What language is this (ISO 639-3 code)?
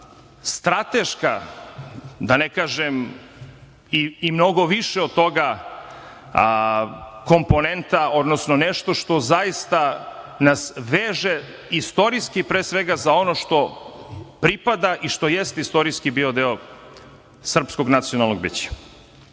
srp